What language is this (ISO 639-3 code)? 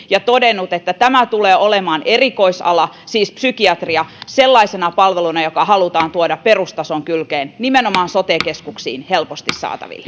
fin